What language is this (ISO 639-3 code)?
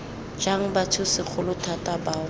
tsn